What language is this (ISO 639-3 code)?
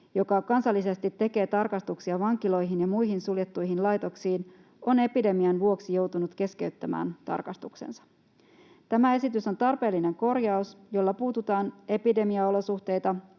fin